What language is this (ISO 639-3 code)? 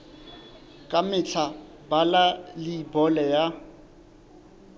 sot